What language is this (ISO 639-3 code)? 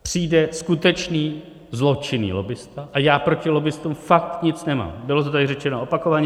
ces